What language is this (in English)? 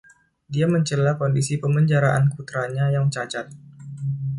Indonesian